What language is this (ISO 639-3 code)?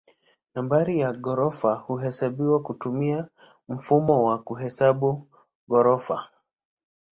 swa